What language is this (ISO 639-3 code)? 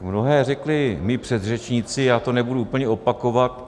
ces